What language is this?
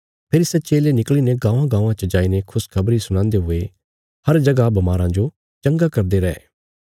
Bilaspuri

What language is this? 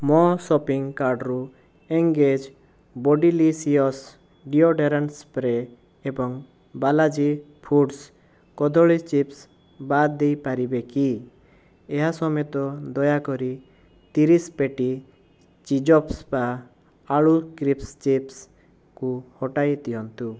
Odia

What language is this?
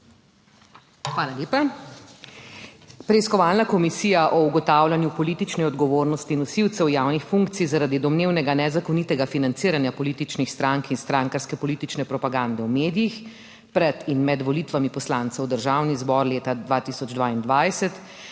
Slovenian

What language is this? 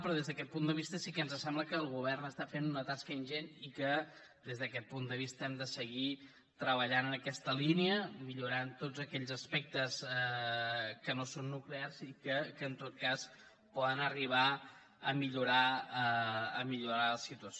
Catalan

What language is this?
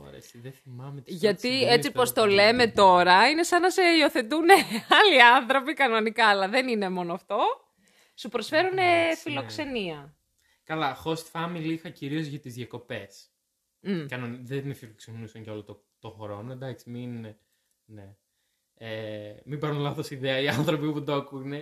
Greek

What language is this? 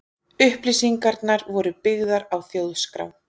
Icelandic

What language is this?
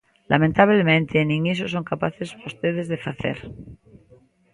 Galician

